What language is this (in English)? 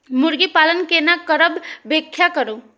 Maithili